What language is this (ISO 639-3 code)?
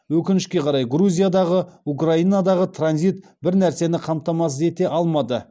kaz